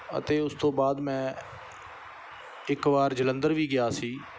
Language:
Punjabi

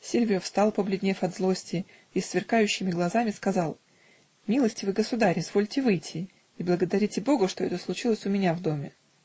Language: Russian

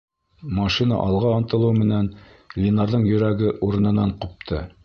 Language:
Bashkir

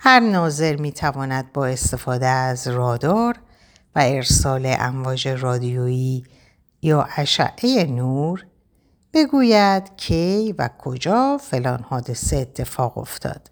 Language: Persian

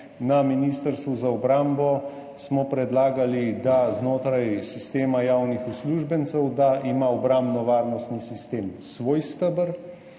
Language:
Slovenian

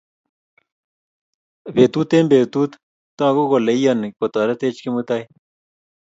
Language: Kalenjin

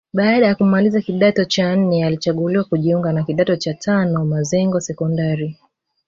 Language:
Swahili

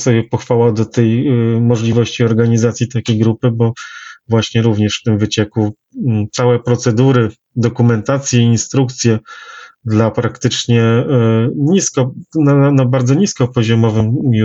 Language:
Polish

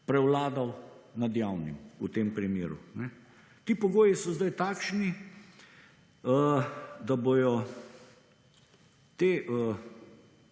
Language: Slovenian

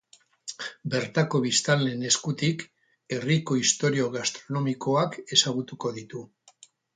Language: Basque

